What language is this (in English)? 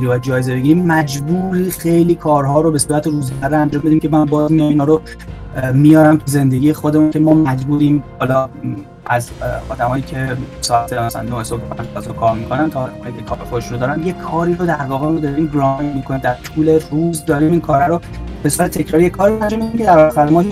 Persian